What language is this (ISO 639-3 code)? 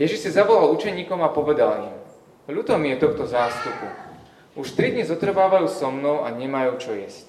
slk